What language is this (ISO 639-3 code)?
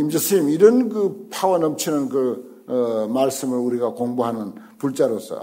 kor